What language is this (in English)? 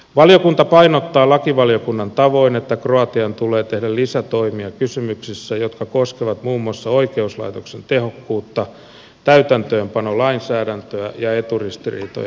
Finnish